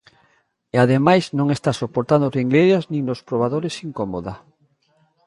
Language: Galician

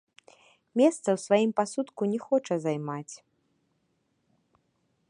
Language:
Belarusian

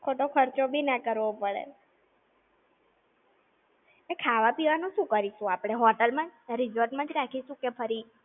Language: Gujarati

